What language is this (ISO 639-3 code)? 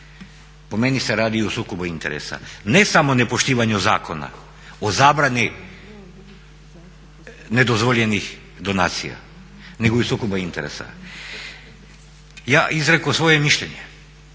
hrv